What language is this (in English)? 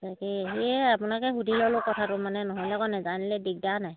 Assamese